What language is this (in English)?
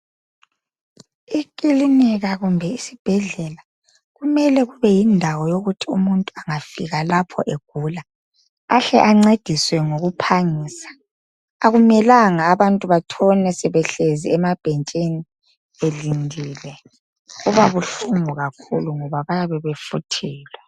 North Ndebele